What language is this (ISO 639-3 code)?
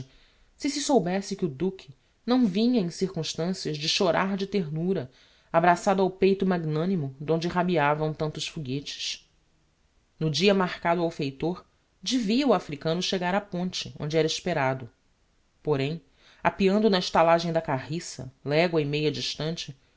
por